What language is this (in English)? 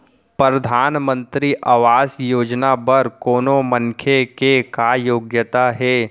Chhattisgarhi